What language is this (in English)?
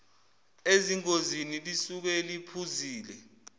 Zulu